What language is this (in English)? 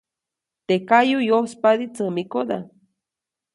Copainalá Zoque